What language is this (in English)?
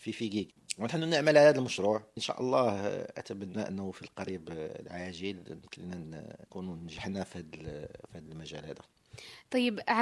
Arabic